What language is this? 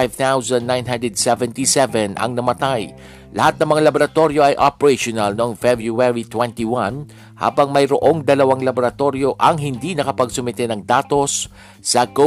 Filipino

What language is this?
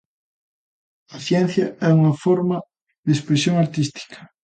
Galician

